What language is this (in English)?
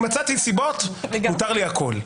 Hebrew